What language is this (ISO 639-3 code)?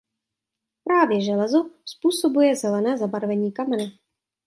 ces